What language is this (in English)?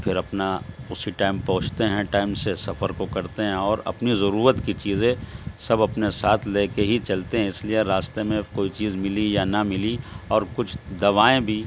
Urdu